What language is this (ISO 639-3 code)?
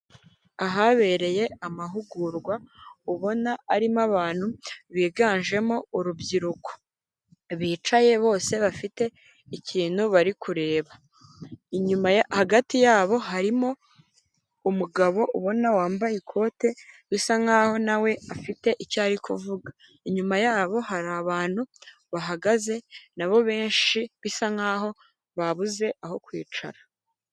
kin